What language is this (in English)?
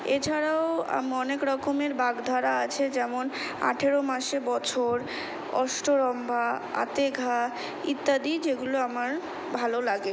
Bangla